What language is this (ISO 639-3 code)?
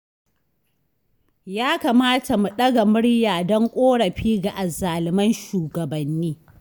hau